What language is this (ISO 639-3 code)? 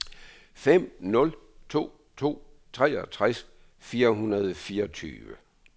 dan